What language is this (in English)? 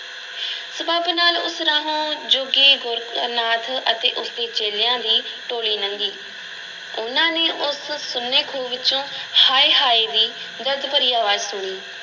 Punjabi